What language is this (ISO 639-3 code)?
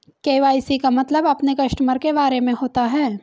hin